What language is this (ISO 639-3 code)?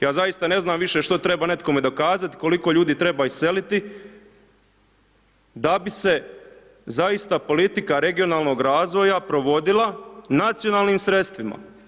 hrv